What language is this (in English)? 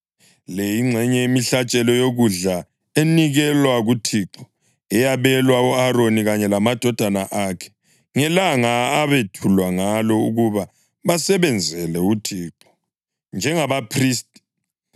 North Ndebele